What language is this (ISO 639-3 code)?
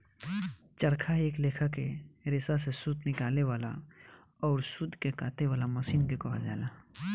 bho